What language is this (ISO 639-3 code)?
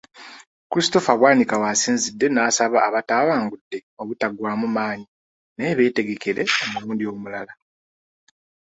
lug